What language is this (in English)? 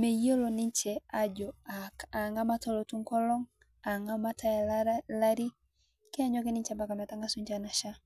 Masai